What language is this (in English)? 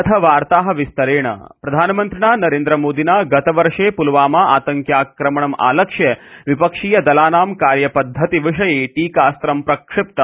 Sanskrit